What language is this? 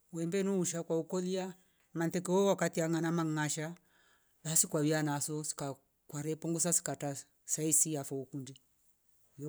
Rombo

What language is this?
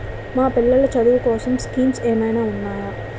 Telugu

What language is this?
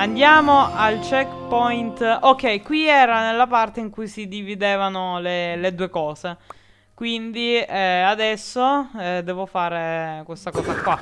Italian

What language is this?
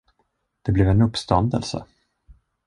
Swedish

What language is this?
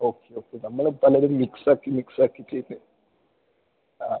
Malayalam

